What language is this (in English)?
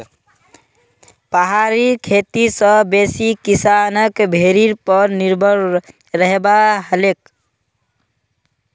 Magahi